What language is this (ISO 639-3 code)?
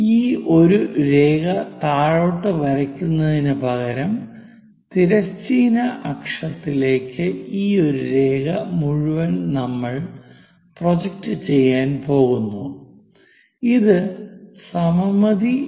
mal